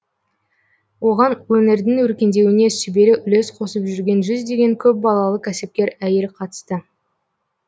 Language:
Kazakh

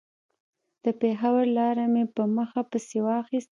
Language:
Pashto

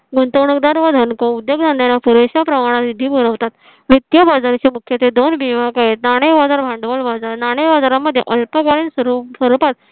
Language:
Marathi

